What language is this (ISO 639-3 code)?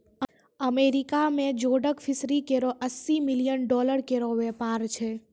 mai